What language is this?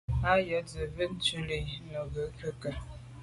Medumba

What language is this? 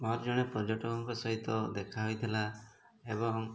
Odia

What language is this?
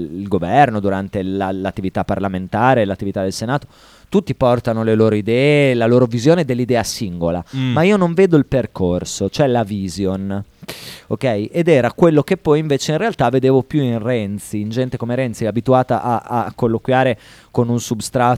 Italian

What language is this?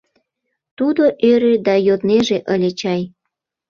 Mari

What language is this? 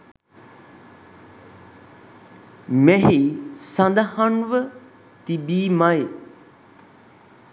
Sinhala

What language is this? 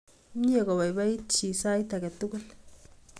Kalenjin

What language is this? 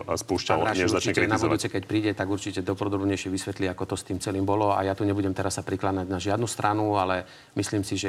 Slovak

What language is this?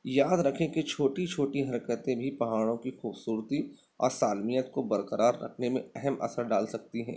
Urdu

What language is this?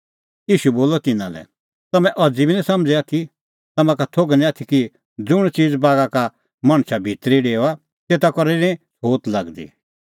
Kullu Pahari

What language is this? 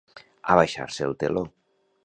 Catalan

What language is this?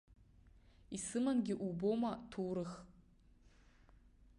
Abkhazian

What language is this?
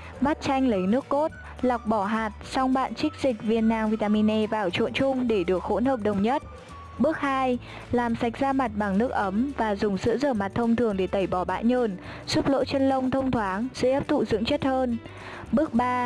Vietnamese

